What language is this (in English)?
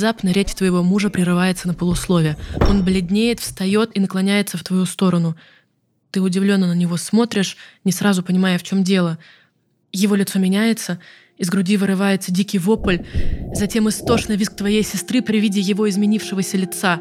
Russian